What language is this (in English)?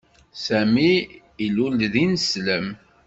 Kabyle